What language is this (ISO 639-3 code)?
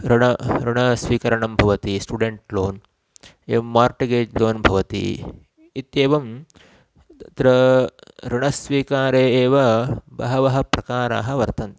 san